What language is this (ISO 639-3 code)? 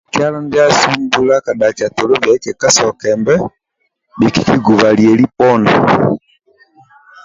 rwm